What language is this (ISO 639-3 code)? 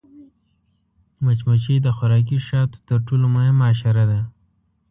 pus